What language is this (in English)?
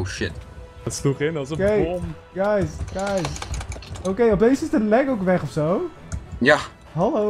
Dutch